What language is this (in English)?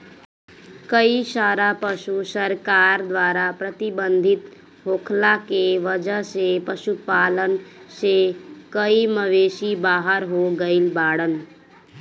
Bhojpuri